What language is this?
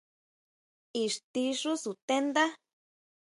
Huautla Mazatec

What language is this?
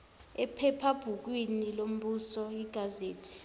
Zulu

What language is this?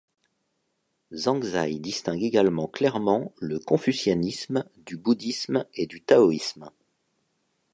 French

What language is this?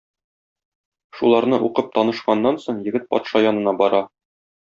Tatar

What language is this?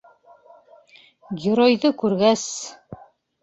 Bashkir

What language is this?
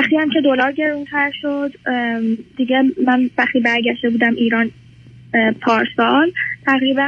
Persian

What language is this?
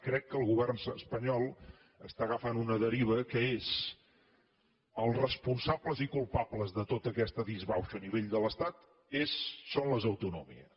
Catalan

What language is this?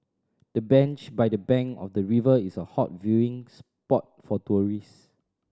English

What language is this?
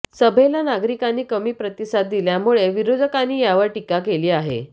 Marathi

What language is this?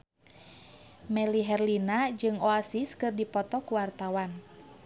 Sundanese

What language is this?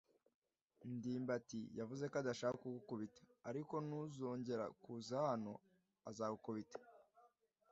Kinyarwanda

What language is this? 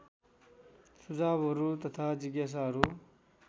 Nepali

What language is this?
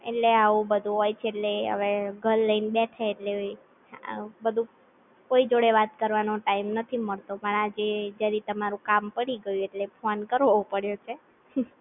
Gujarati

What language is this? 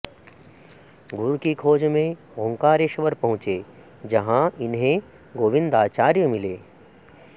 Sanskrit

